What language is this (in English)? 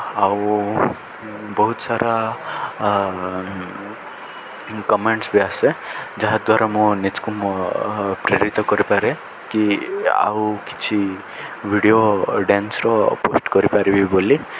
Odia